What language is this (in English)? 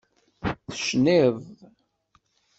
Kabyle